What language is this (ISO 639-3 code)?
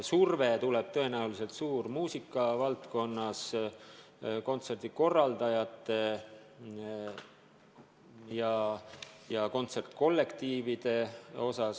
est